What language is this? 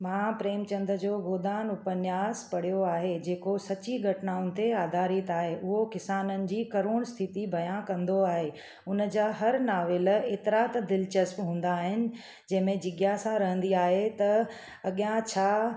Sindhi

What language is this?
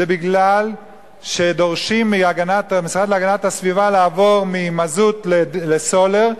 Hebrew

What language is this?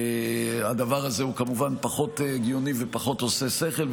Hebrew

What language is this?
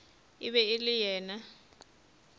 Northern Sotho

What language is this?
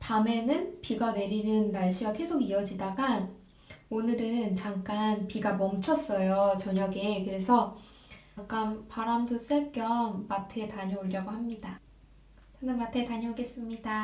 Korean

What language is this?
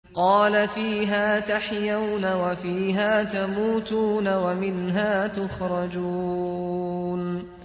Arabic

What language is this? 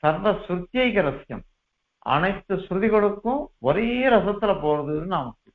Tamil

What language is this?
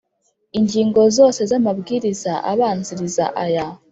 Kinyarwanda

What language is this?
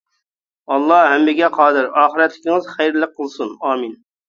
Uyghur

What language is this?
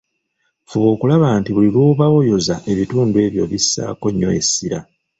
Ganda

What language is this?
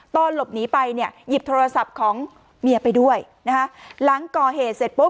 Thai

